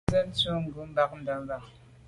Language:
Medumba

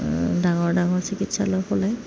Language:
Assamese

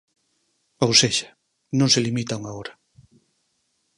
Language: Galician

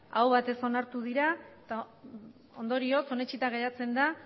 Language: Basque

